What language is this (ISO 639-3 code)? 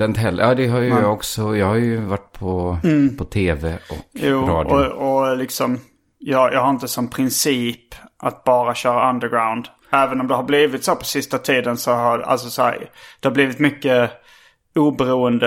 swe